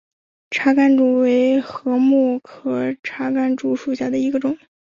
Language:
Chinese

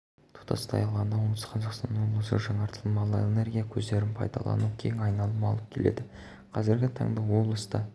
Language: Kazakh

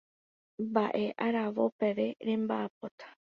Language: Guarani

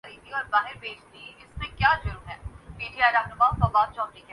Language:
Urdu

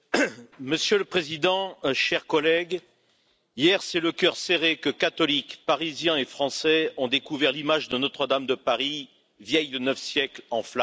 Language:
French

